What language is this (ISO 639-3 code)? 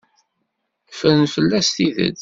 kab